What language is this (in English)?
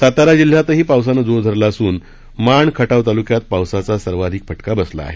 Marathi